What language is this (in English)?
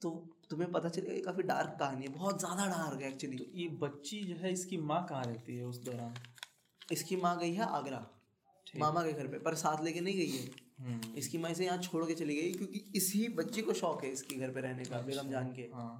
Hindi